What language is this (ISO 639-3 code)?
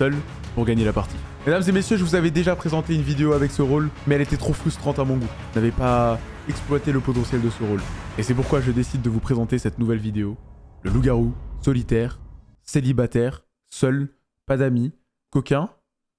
fra